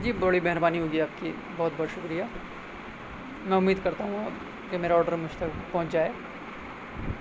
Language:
Urdu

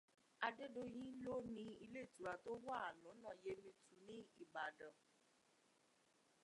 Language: Yoruba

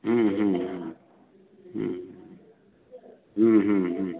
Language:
Maithili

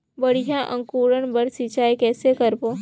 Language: Chhattisgarhi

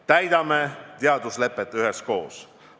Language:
Estonian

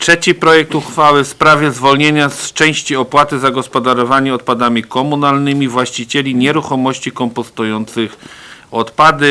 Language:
Polish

